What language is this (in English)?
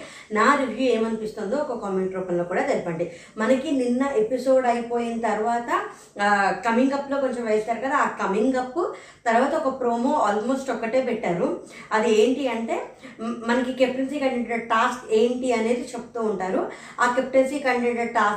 Telugu